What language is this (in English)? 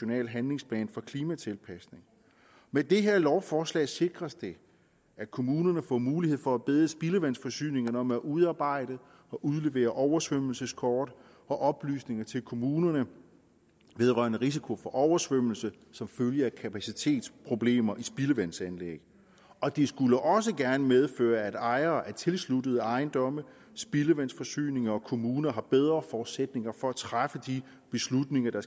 Danish